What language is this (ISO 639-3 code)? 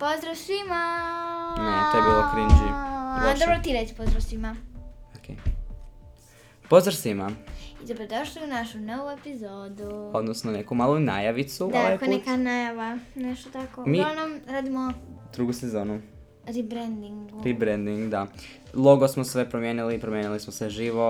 hrv